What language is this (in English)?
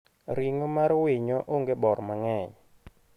Luo (Kenya and Tanzania)